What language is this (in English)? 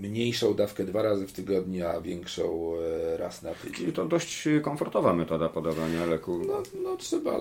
Polish